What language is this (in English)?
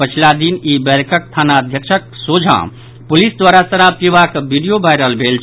Maithili